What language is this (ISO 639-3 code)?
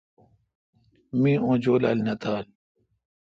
xka